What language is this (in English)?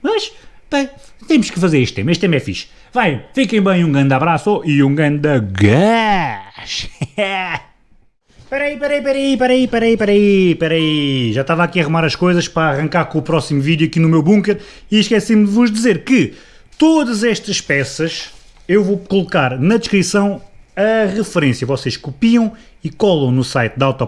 Portuguese